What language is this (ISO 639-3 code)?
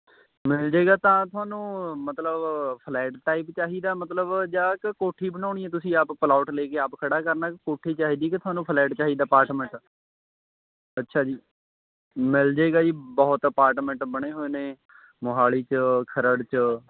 pan